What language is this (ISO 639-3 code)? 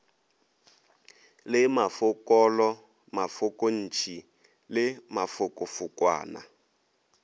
nso